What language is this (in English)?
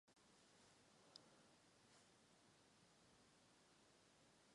Latvian